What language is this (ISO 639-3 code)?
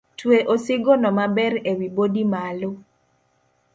luo